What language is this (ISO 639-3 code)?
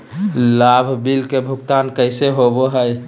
mag